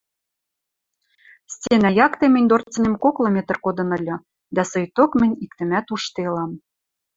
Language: Western Mari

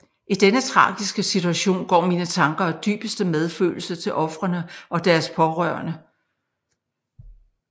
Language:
Danish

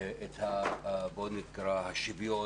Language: Hebrew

